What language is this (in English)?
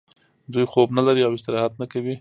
Pashto